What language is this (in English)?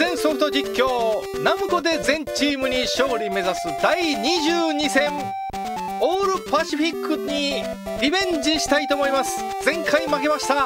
Japanese